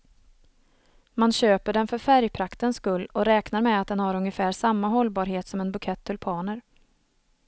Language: Swedish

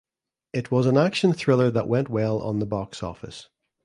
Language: English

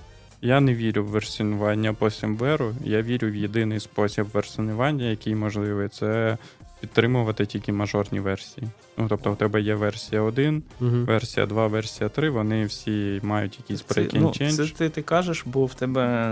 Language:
Ukrainian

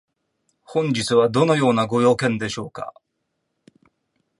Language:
Japanese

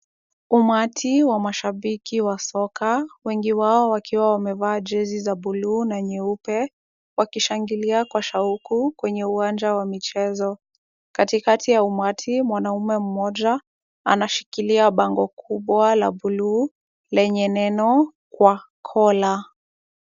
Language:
Swahili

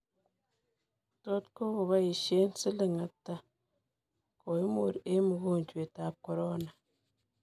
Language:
Kalenjin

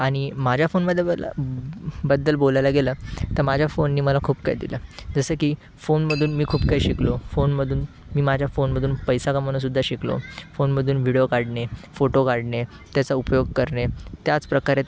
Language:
Marathi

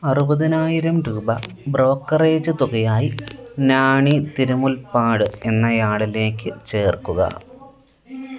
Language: Malayalam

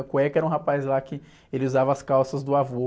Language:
Portuguese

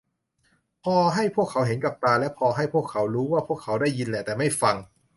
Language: Thai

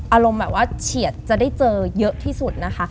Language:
Thai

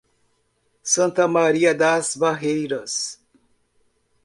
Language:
Portuguese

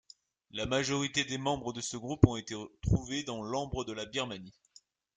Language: French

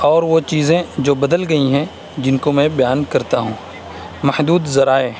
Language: Urdu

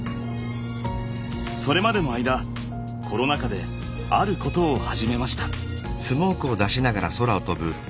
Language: Japanese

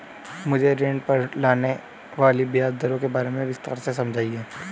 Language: Hindi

